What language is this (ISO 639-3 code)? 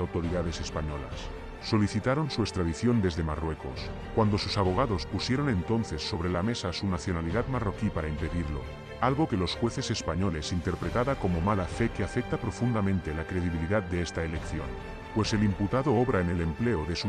spa